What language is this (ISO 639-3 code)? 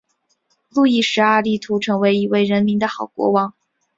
zho